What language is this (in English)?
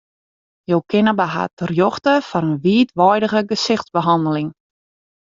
Western Frisian